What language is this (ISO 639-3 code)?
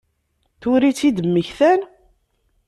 kab